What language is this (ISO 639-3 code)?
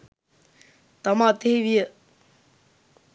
sin